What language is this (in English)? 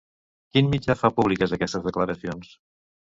Catalan